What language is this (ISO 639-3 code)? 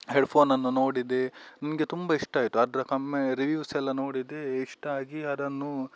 kan